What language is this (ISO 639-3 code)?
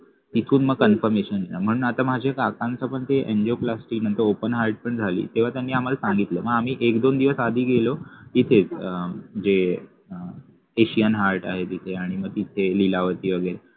mar